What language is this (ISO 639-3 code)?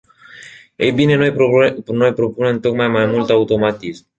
ron